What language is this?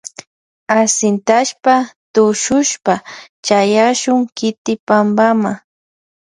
Loja Highland Quichua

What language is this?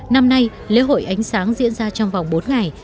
Vietnamese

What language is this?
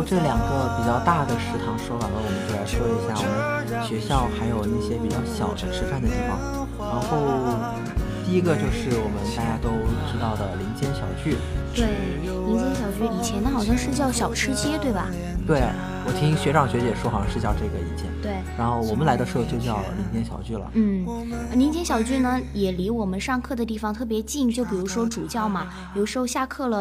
Chinese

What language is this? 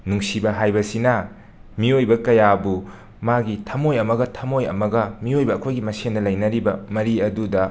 Manipuri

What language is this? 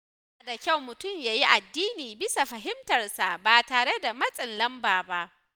Hausa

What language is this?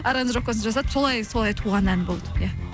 Kazakh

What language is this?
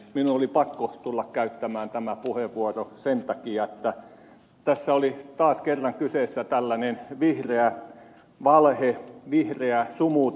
Finnish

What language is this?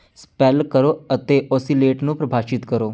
Punjabi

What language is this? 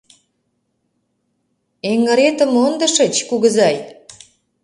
Mari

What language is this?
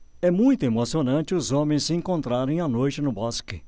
Portuguese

